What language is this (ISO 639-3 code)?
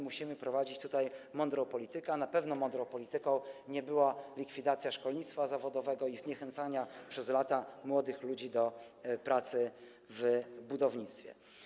pol